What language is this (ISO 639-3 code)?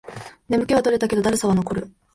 jpn